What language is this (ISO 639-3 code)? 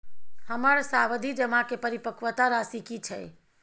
mai